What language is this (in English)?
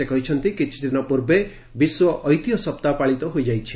Odia